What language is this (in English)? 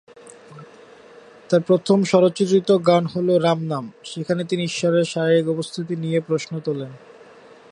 Bangla